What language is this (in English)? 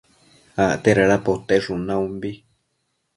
Matsés